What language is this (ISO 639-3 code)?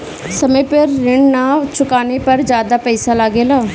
bho